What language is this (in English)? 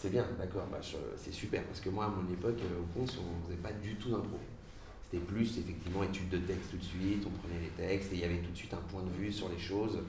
French